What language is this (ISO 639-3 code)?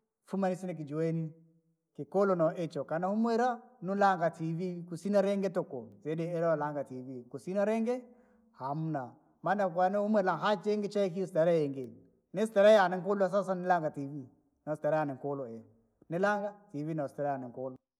lag